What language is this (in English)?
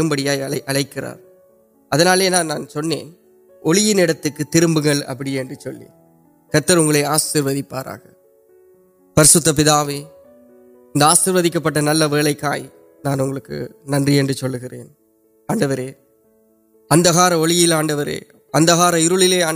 Urdu